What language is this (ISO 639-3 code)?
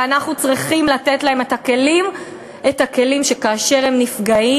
heb